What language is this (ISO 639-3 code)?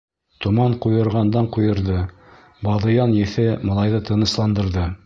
bak